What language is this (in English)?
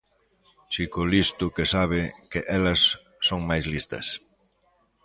Galician